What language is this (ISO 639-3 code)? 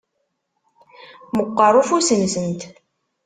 kab